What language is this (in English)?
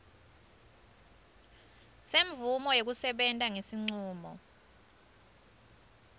Swati